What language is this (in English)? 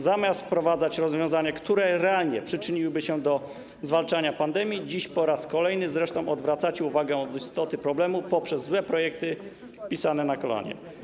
Polish